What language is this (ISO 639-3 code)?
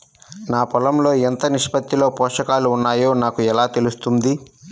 tel